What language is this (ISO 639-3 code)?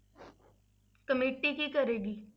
pan